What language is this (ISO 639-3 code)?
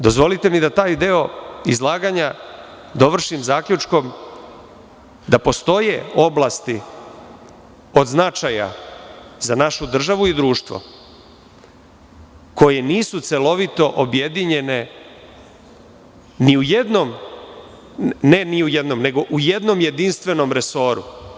srp